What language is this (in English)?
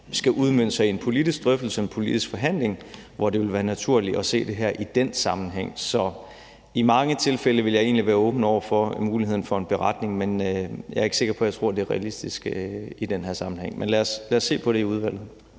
Danish